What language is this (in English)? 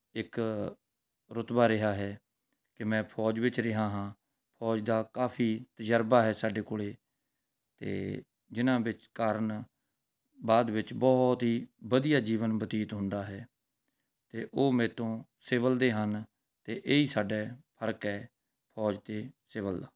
Punjabi